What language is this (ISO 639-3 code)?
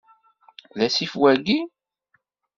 kab